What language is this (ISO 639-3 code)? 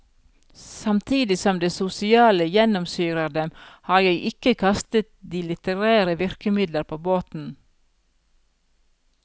nor